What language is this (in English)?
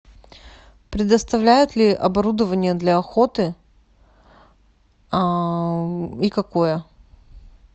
Russian